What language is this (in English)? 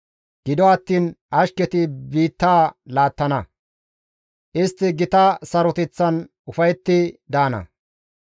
Gamo